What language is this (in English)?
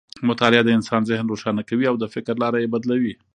Pashto